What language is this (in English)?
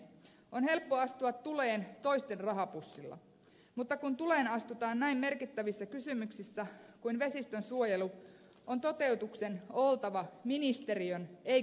Finnish